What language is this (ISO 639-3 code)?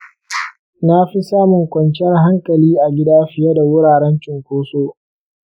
hau